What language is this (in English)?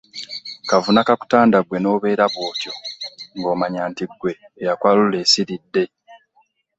Ganda